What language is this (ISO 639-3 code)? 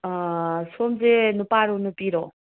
mni